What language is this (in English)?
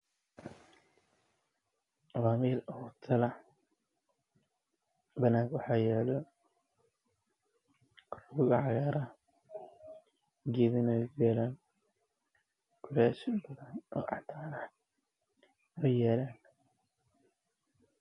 Somali